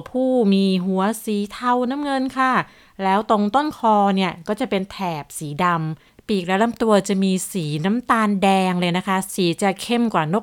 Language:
Thai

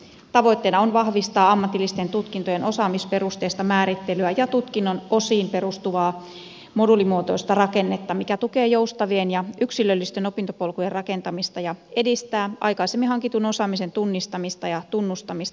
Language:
Finnish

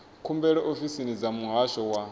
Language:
Venda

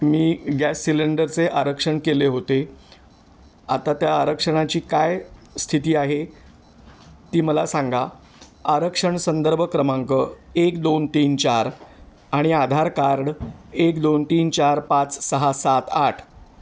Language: Marathi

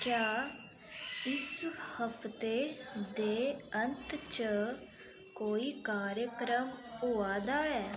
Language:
Dogri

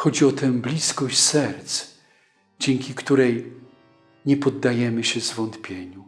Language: Polish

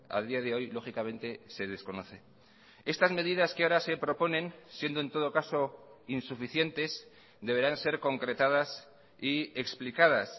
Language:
Spanish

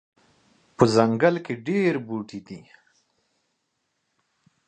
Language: Pashto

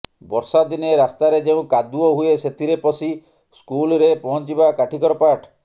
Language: Odia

